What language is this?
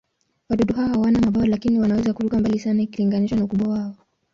Swahili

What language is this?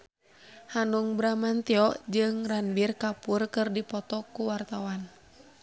Sundanese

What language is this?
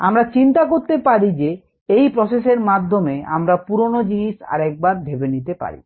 Bangla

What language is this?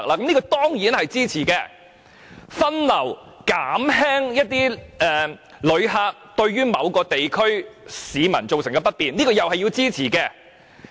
Cantonese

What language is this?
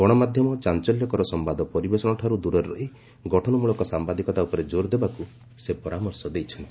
Odia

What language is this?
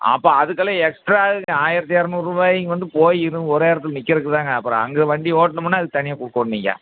Tamil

